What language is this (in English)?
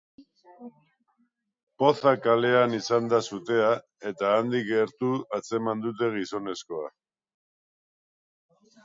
Basque